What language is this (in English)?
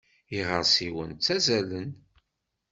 Kabyle